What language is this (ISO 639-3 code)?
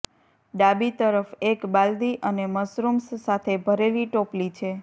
guj